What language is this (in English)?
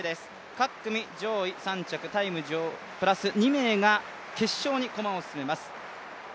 Japanese